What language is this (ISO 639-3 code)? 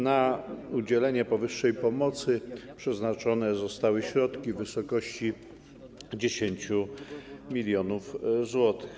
pol